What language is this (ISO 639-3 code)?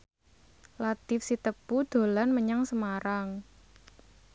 jav